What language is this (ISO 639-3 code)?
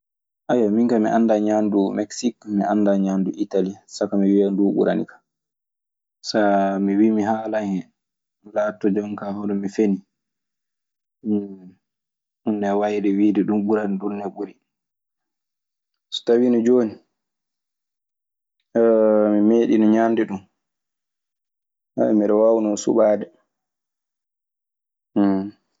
ffm